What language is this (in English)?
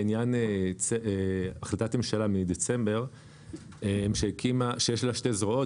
Hebrew